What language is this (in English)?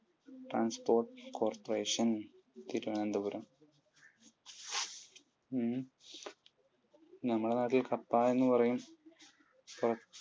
Malayalam